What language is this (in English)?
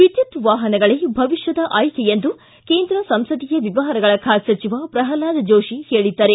Kannada